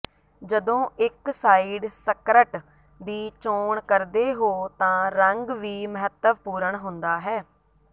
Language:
Punjabi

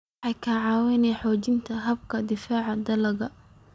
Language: Somali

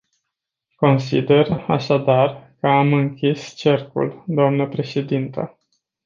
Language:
Romanian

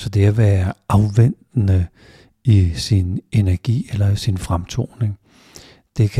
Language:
Danish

